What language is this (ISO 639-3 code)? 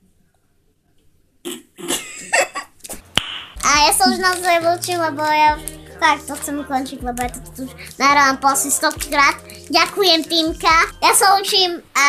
slk